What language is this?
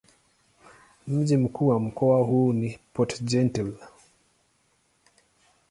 Swahili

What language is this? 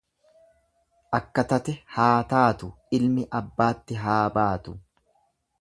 Oromo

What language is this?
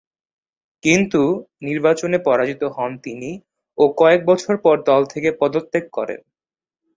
Bangla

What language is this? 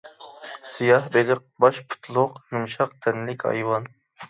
Uyghur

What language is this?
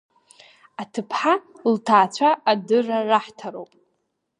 Abkhazian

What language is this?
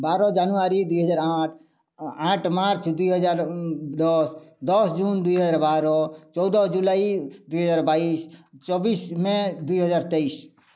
Odia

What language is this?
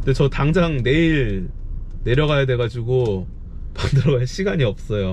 Korean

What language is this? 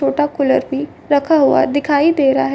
Hindi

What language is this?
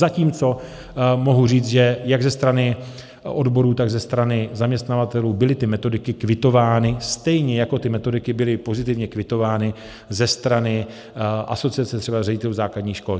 Czech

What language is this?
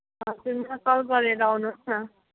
Nepali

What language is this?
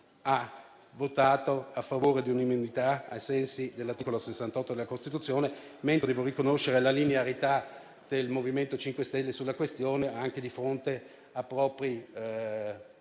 Italian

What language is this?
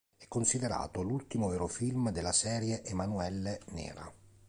Italian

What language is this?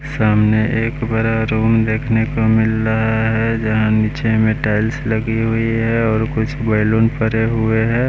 Hindi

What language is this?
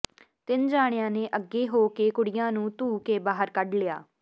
Punjabi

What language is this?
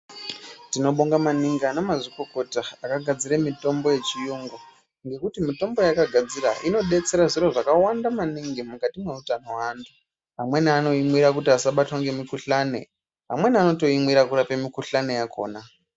Ndau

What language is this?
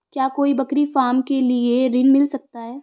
Hindi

